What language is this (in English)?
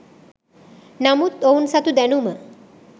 Sinhala